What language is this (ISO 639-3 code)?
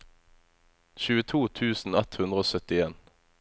nor